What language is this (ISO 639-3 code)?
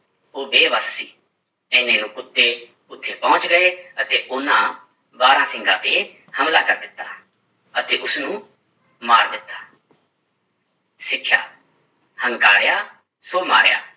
pan